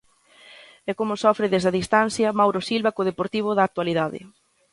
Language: Galician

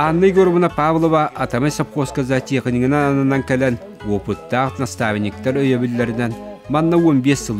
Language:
Turkish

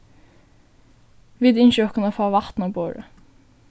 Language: Faroese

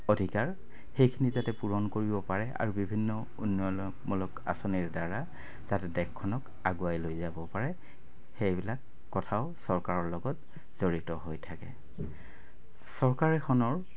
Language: Assamese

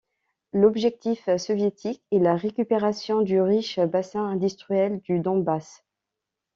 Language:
French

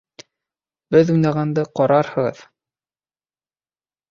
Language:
Bashkir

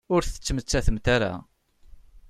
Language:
Kabyle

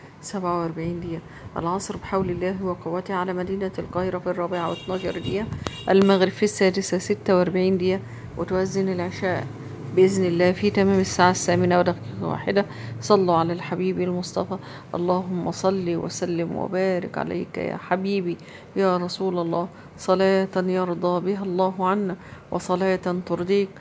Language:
Arabic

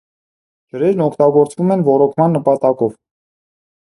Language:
Armenian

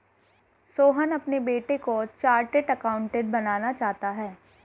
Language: Hindi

